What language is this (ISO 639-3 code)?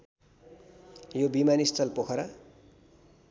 nep